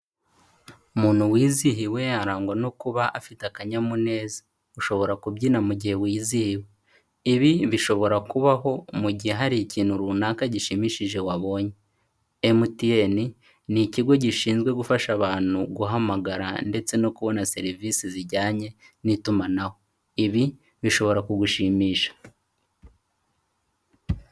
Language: Kinyarwanda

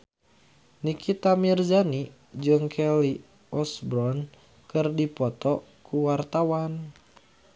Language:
Sundanese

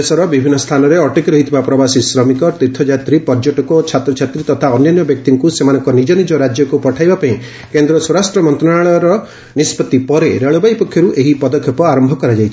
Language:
Odia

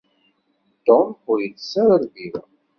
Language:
Kabyle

